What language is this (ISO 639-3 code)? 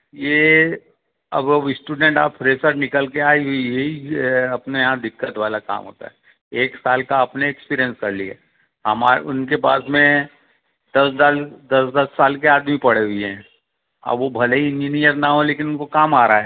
hin